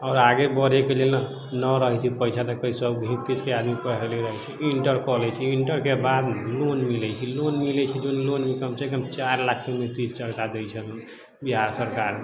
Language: Maithili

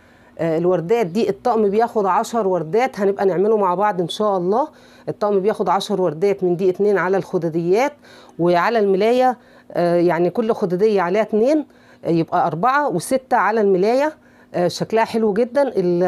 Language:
Arabic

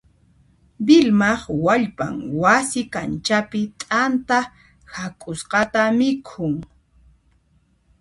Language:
Puno Quechua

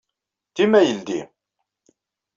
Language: Kabyle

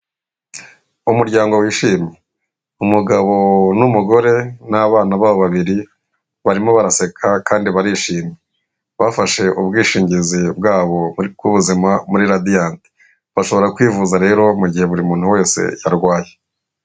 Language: Kinyarwanda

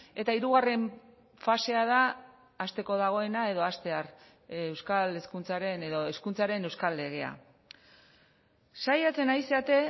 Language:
Basque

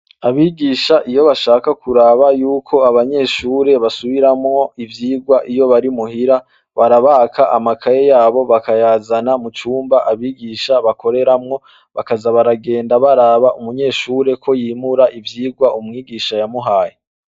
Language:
Rundi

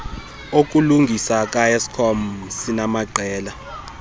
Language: Xhosa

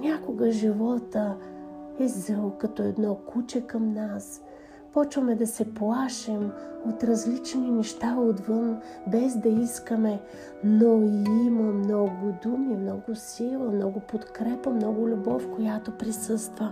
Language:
Bulgarian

